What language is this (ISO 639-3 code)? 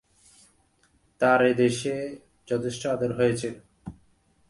ben